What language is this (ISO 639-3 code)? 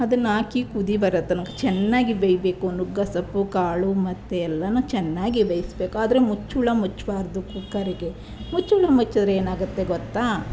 kan